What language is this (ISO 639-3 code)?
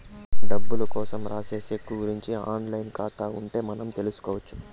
tel